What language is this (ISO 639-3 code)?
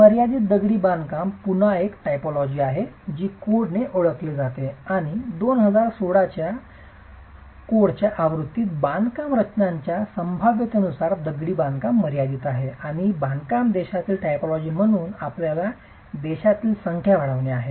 mar